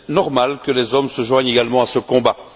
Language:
French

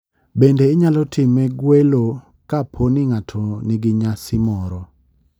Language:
Luo (Kenya and Tanzania)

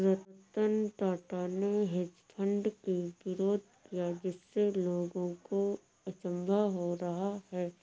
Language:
Hindi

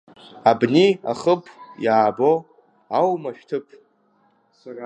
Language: Abkhazian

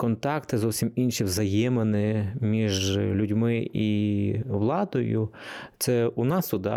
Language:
Ukrainian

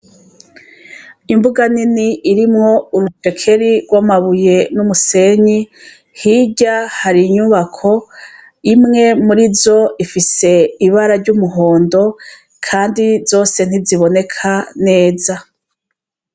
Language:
Rundi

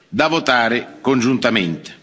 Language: Italian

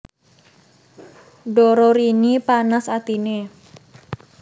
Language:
Javanese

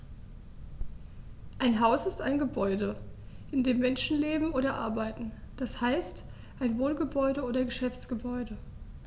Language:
German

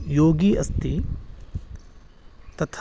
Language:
Sanskrit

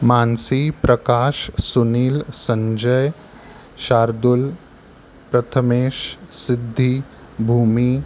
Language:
Marathi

